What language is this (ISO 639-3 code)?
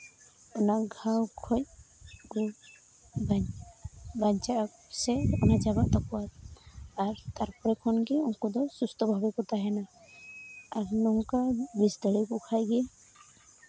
sat